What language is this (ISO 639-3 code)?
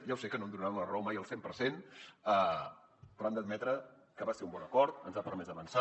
cat